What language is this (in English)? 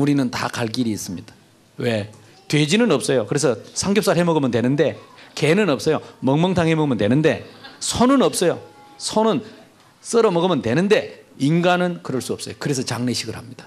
Korean